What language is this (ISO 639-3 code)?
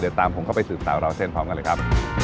tha